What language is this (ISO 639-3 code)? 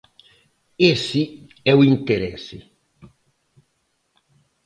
glg